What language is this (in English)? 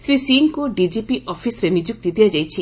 Odia